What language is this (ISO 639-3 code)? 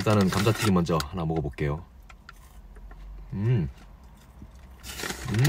kor